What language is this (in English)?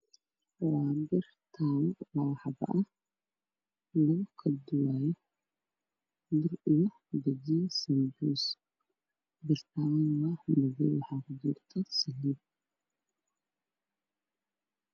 Somali